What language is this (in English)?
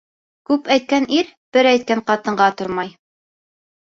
Bashkir